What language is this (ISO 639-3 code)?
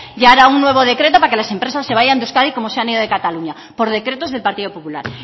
spa